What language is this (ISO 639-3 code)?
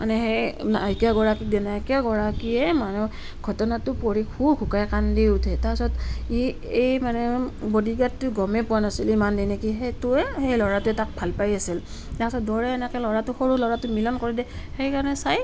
asm